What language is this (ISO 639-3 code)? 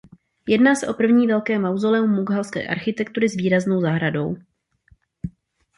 ces